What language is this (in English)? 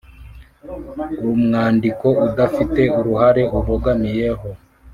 Kinyarwanda